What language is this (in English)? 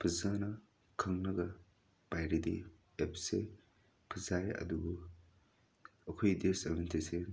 Manipuri